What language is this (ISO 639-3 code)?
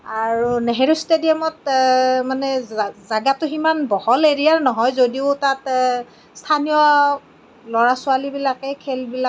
asm